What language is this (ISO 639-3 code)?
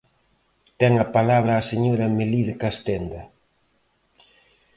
glg